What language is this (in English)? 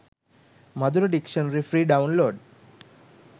Sinhala